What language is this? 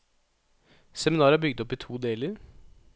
Norwegian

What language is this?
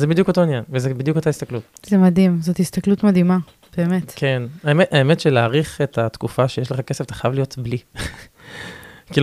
Hebrew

